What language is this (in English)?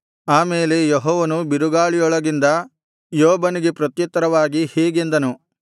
Kannada